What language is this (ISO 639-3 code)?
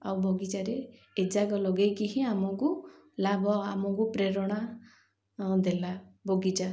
ori